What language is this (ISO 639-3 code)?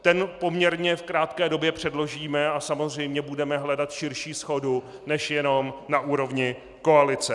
ces